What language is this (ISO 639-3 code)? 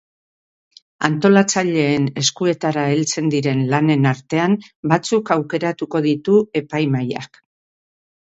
eus